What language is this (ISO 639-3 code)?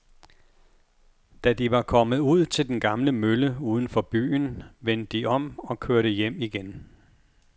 dan